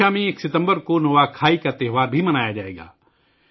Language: Urdu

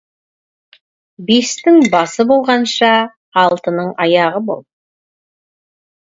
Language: Kazakh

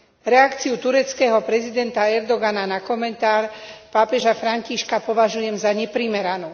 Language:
Slovak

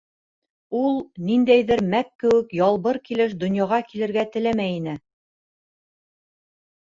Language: Bashkir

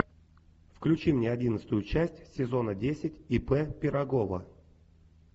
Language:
Russian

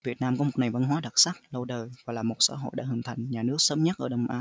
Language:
Vietnamese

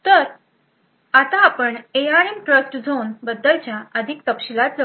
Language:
Marathi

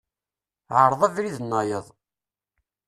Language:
Kabyle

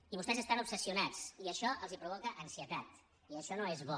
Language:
Catalan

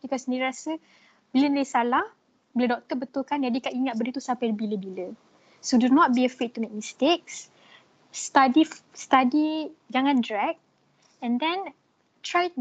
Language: Malay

